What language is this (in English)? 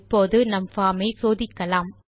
Tamil